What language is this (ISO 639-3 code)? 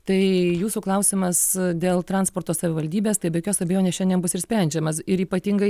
lit